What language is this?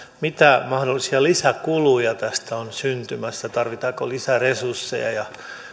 Finnish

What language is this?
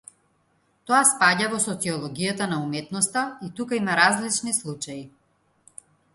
Macedonian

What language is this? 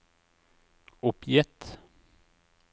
Norwegian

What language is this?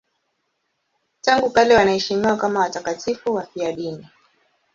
Swahili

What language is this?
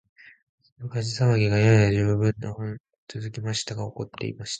Japanese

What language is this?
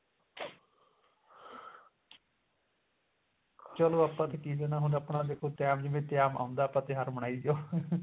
Punjabi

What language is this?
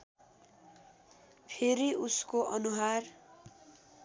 Nepali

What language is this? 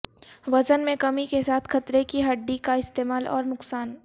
Urdu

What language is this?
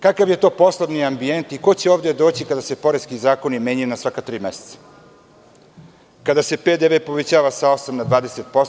Serbian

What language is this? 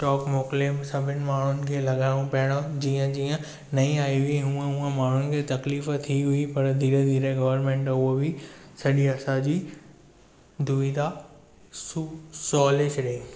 Sindhi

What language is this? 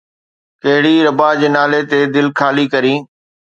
Sindhi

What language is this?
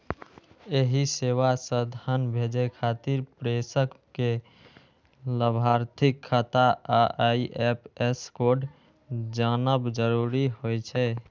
Maithili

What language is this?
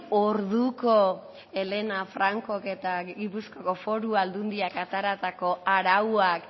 Basque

